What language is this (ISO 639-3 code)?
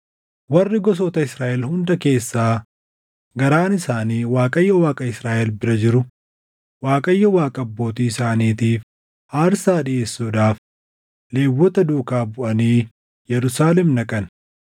orm